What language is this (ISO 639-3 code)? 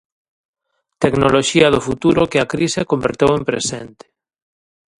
glg